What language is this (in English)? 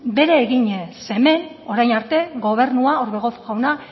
Basque